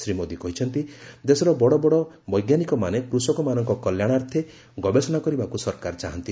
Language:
Odia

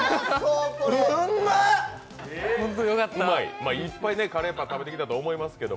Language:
Japanese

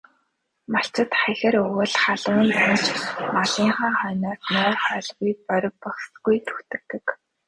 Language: Mongolian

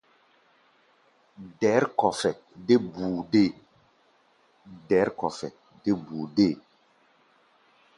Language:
Gbaya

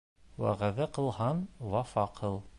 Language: Bashkir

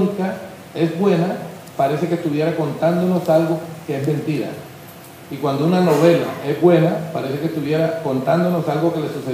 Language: Spanish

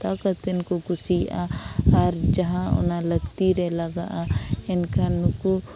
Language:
Santali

